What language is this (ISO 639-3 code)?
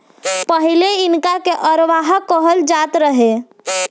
bho